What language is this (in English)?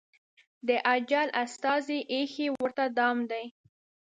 Pashto